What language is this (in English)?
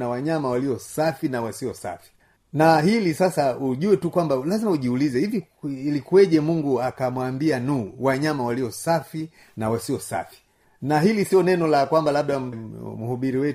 Swahili